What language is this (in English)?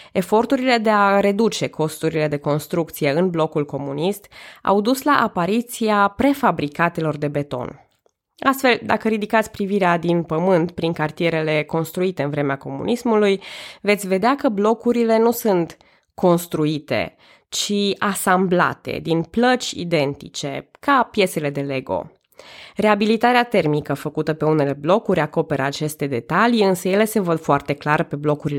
Romanian